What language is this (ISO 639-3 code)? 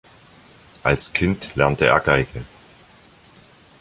deu